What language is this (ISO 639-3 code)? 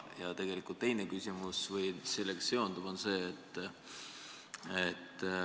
est